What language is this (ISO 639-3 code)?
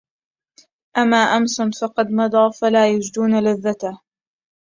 ara